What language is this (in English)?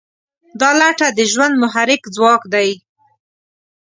Pashto